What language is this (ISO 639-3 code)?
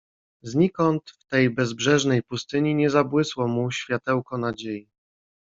pol